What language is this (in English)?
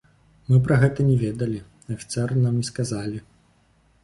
Belarusian